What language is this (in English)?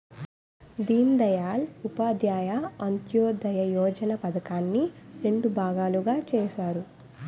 Telugu